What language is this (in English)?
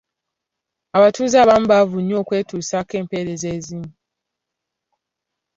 Ganda